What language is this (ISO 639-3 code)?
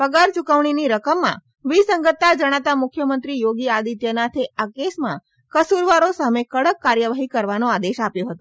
guj